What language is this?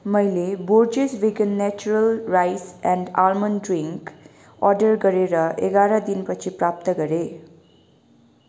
Nepali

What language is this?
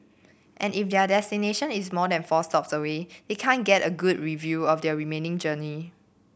English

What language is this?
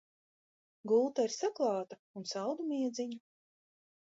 Latvian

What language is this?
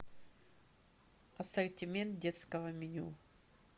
Russian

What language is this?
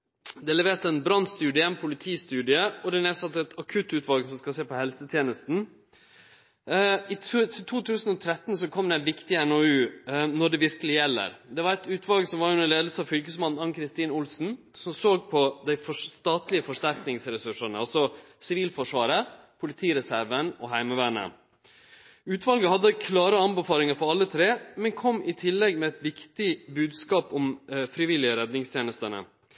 Norwegian Nynorsk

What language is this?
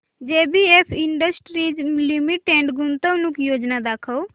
Marathi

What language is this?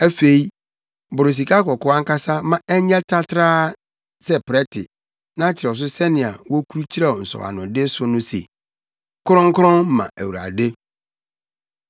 Akan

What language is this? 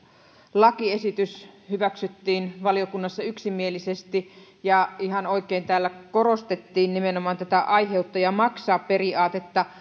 Finnish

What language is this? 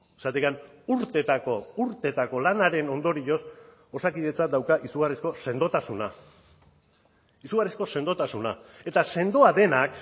Basque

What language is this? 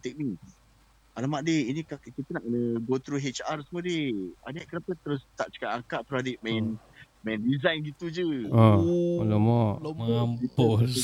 Malay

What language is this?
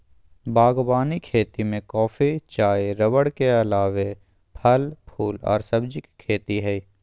Magahi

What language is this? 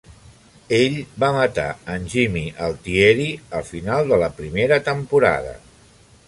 Catalan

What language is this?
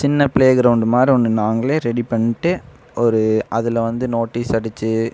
Tamil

